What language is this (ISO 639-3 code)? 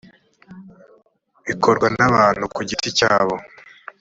kin